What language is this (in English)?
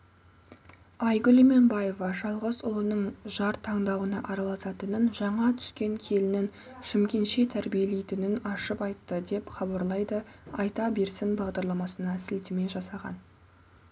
Kazakh